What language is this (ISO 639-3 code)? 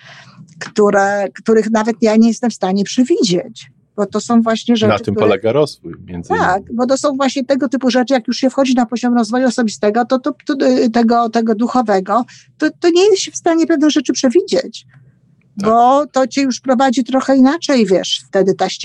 pol